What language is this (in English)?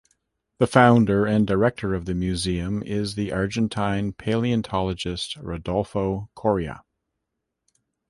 English